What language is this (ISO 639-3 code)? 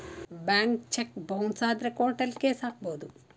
kan